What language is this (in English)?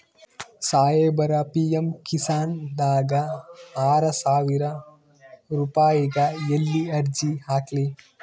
Kannada